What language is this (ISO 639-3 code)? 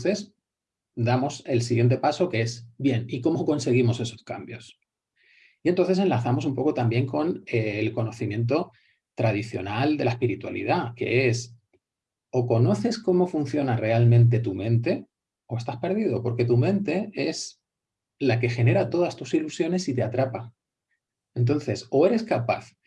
spa